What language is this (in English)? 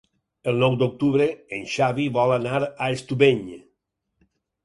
Catalan